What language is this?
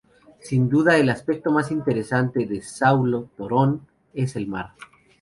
Spanish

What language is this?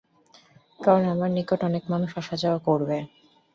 Bangla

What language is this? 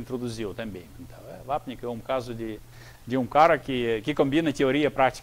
Portuguese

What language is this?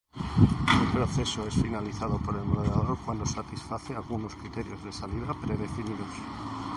Spanish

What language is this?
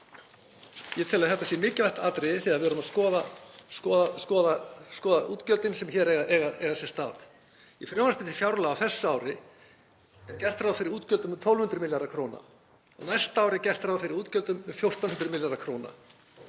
Icelandic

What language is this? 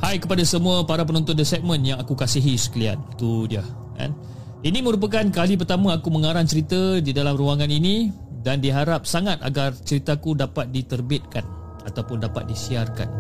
Malay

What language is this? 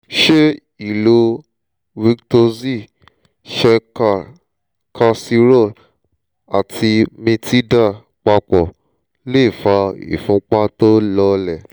Yoruba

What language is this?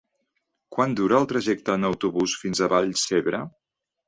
Catalan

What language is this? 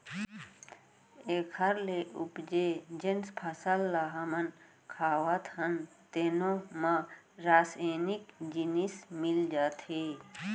Chhattisgarhi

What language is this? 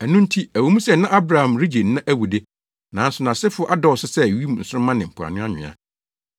Akan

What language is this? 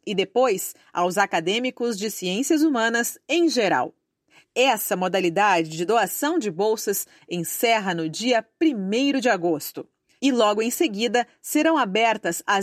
Portuguese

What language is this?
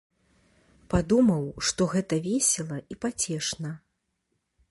Belarusian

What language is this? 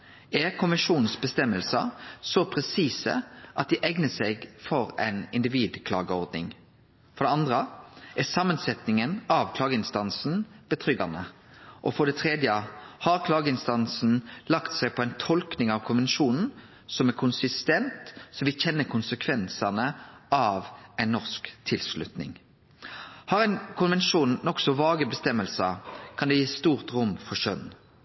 Norwegian Nynorsk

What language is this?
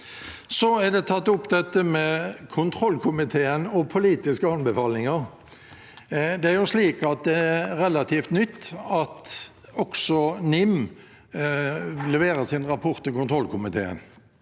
Norwegian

